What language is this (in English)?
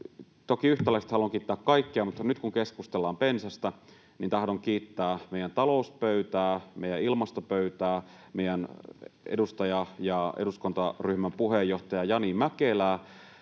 Finnish